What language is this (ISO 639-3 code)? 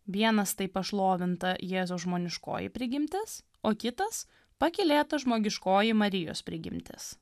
lit